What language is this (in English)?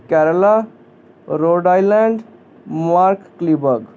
Punjabi